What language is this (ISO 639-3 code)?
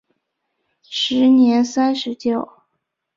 zho